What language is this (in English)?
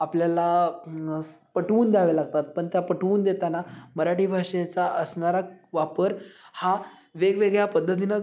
Marathi